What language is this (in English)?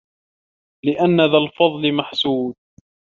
Arabic